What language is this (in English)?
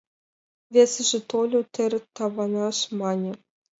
Mari